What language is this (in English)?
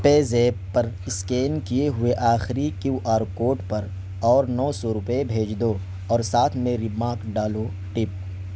Urdu